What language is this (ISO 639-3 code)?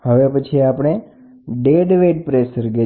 guj